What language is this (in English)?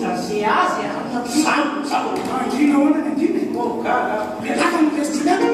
Indonesian